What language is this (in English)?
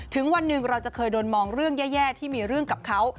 Thai